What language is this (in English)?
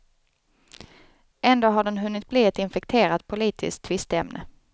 Swedish